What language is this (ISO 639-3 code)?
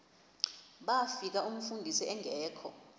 xho